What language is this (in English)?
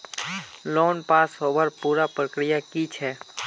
Magahi